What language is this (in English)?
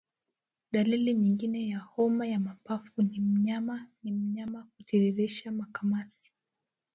Swahili